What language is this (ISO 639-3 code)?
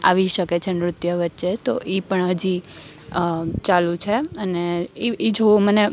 guj